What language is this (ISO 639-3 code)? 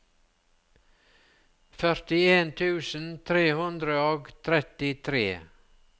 nor